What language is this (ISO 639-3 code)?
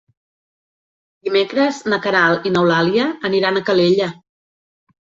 cat